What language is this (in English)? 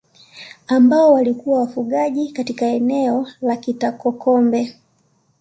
Swahili